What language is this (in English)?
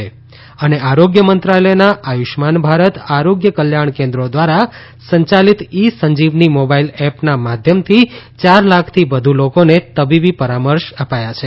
Gujarati